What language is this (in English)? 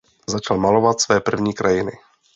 Czech